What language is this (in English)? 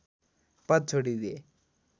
Nepali